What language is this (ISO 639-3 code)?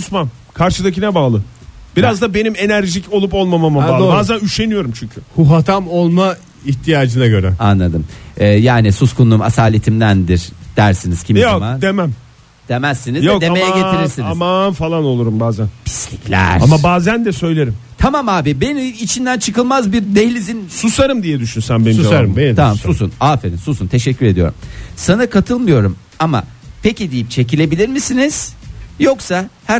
tur